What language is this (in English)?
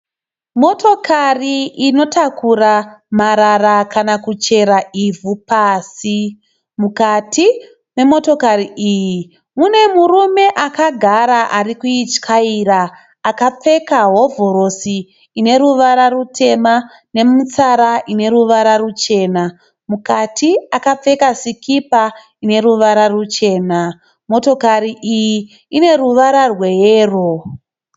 Shona